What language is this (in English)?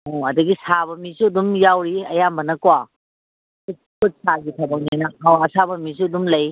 Manipuri